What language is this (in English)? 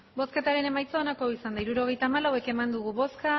Basque